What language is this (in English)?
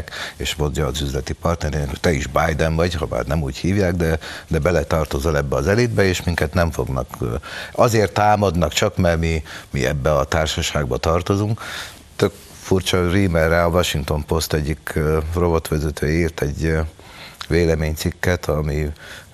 Hungarian